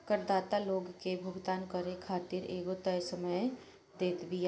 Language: Bhojpuri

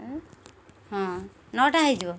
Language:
Odia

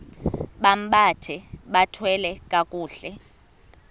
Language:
Xhosa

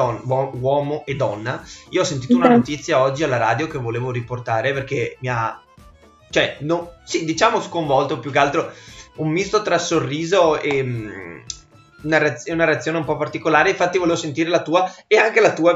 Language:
Italian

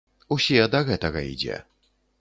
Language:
Belarusian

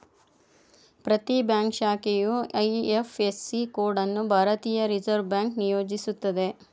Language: Kannada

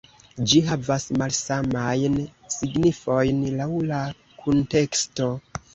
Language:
Esperanto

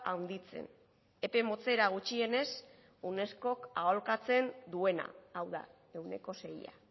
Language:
Basque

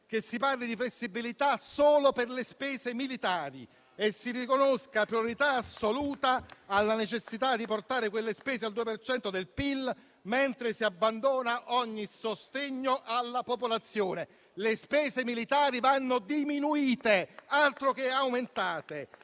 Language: Italian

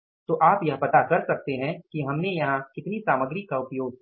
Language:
Hindi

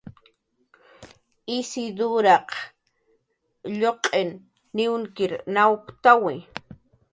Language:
Jaqaru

